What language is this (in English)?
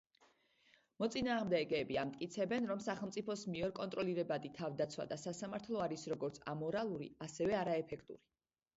Georgian